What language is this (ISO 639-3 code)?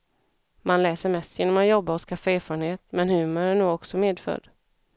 swe